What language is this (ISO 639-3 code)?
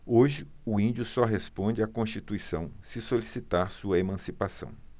por